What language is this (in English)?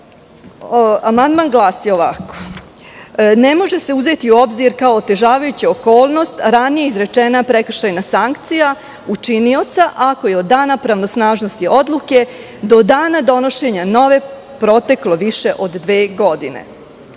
Serbian